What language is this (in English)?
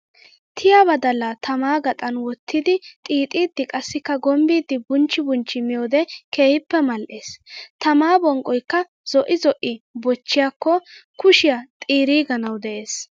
Wolaytta